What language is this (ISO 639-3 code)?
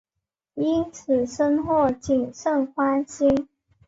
zho